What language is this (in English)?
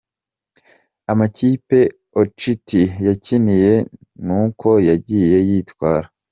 Kinyarwanda